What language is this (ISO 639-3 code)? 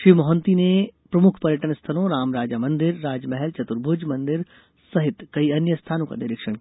hin